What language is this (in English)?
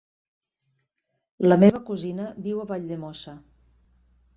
Catalan